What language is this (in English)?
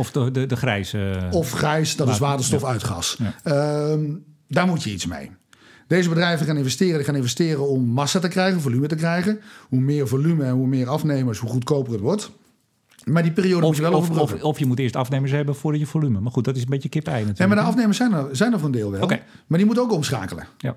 Dutch